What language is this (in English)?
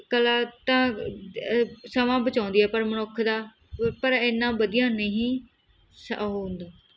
Punjabi